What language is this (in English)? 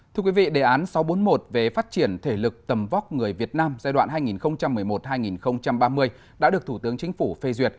Vietnamese